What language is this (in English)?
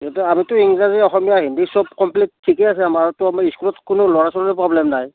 Assamese